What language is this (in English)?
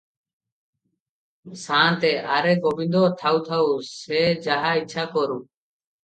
Odia